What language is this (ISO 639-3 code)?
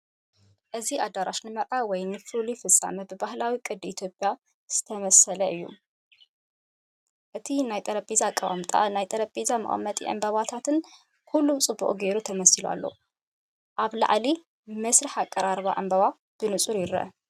tir